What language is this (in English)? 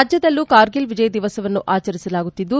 Kannada